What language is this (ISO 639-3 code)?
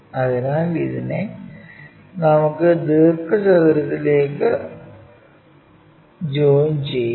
mal